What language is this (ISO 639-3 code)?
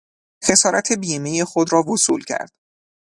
fas